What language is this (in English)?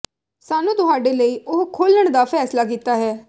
Punjabi